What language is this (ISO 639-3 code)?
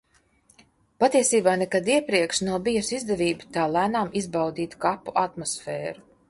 lav